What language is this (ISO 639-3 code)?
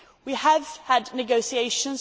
eng